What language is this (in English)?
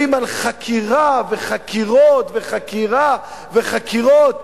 Hebrew